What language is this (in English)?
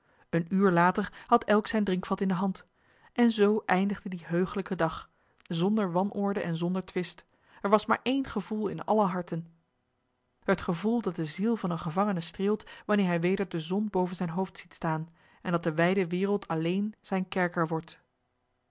Dutch